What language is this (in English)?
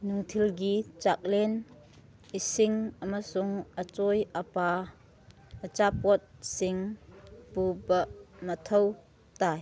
Manipuri